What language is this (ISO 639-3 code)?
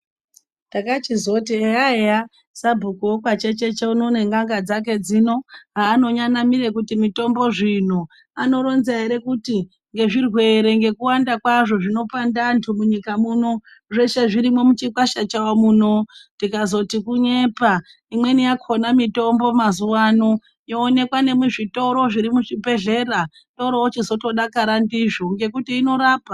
ndc